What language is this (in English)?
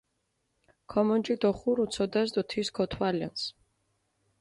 Mingrelian